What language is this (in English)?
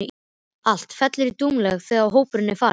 Icelandic